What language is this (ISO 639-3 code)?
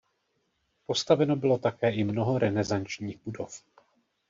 ces